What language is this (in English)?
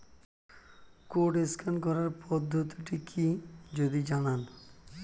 Bangla